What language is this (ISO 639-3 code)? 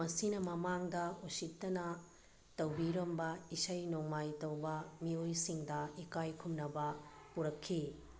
mni